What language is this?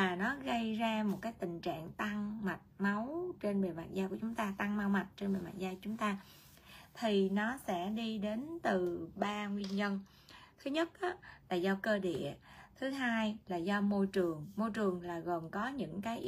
Vietnamese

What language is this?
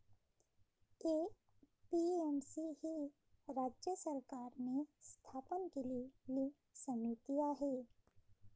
Marathi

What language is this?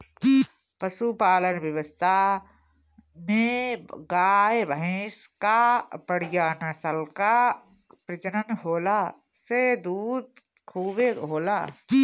Bhojpuri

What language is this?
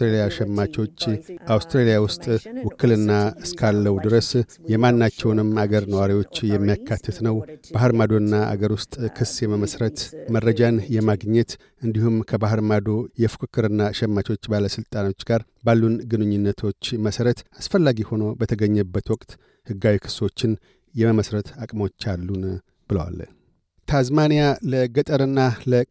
Amharic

